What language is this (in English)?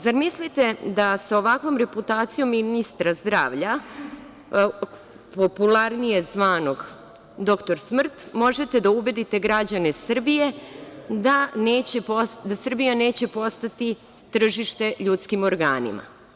Serbian